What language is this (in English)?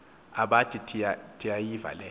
Xhosa